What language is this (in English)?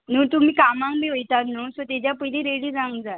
Konkani